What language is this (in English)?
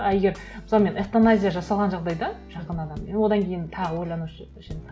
Kazakh